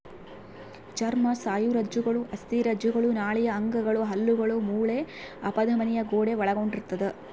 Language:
Kannada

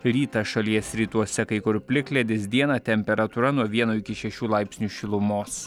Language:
Lithuanian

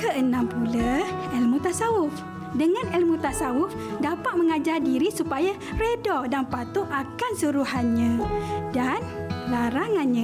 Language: Malay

